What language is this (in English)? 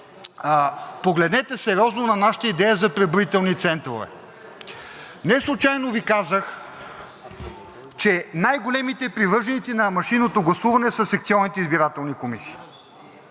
Bulgarian